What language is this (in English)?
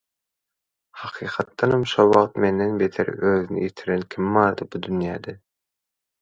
Turkmen